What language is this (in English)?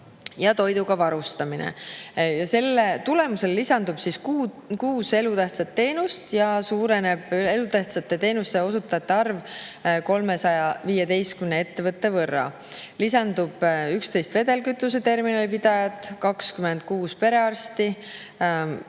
Estonian